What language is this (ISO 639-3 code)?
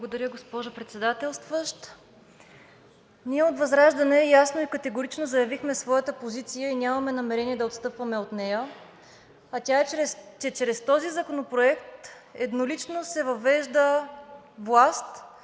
bul